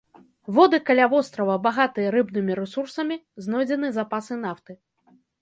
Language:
Belarusian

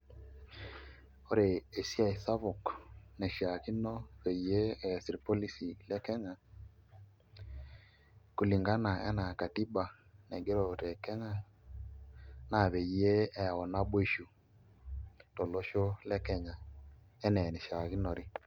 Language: Masai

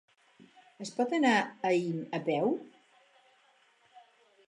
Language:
Catalan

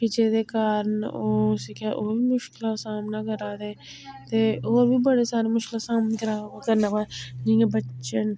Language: Dogri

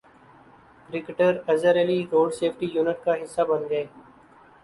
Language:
Urdu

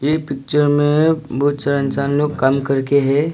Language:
Hindi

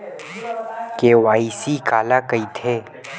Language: Chhattisgarhi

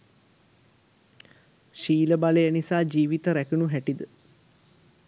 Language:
Sinhala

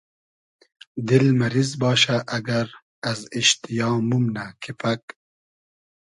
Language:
Hazaragi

